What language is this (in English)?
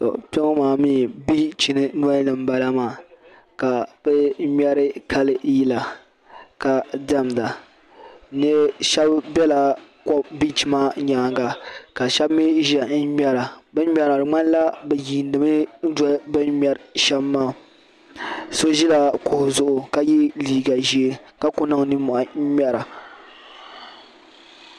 Dagbani